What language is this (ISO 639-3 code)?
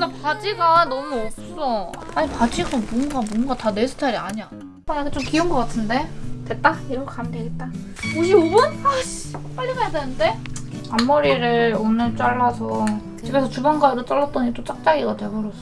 kor